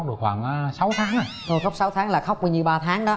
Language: Vietnamese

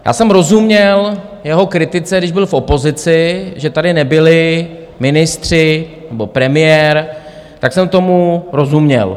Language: Czech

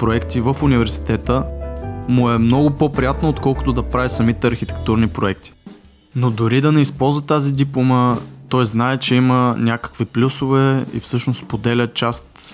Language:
Bulgarian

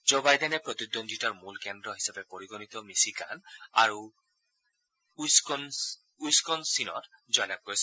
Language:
Assamese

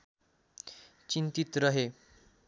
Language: Nepali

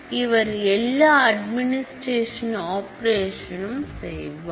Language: Tamil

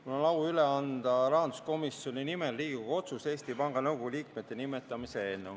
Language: Estonian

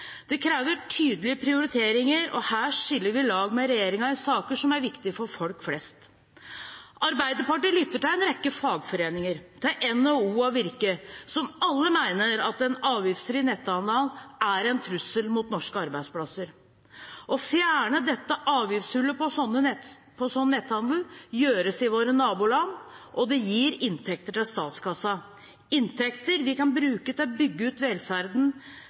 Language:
Norwegian Bokmål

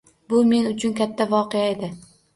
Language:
Uzbek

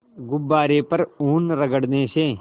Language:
Hindi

